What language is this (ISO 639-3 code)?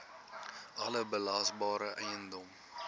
afr